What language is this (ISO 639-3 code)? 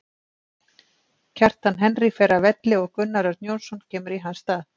isl